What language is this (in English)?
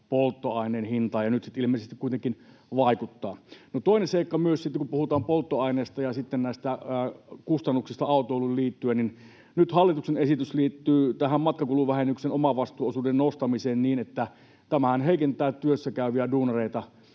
Finnish